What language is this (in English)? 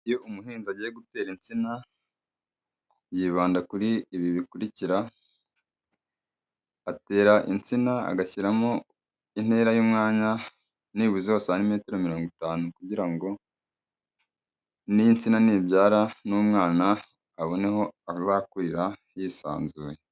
Kinyarwanda